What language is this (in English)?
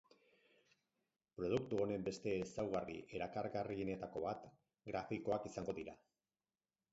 Basque